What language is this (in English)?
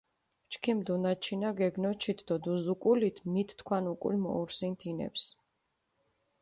Mingrelian